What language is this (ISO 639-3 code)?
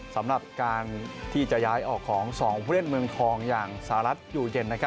tha